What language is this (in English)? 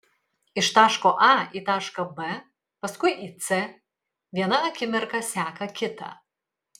Lithuanian